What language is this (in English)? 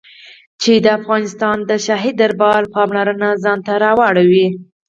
Pashto